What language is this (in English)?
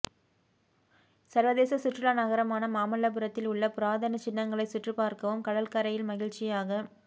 Tamil